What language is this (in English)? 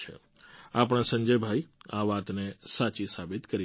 Gujarati